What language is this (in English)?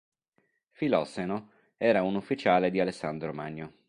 Italian